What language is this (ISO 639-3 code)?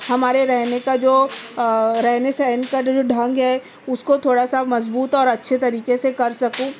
urd